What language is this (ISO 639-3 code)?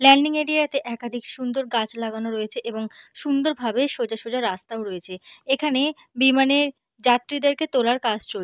ben